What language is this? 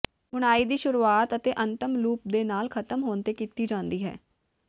Punjabi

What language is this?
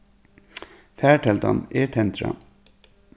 Faroese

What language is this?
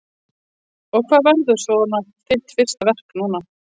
Icelandic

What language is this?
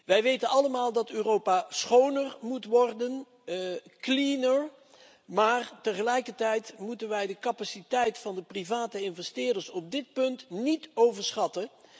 Dutch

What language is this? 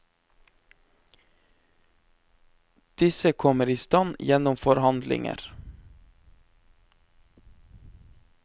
Norwegian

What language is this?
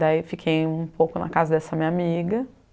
Portuguese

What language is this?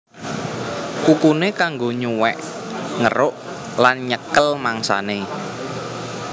Javanese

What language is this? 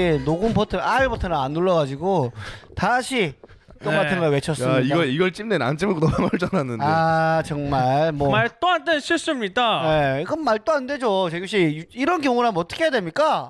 Korean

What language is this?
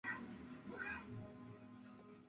Chinese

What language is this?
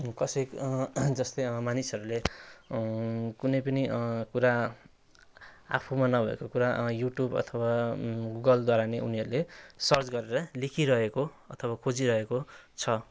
Nepali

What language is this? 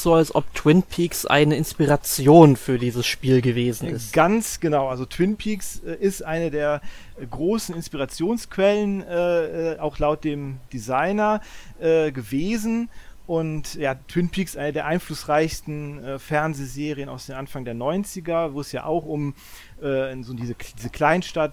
German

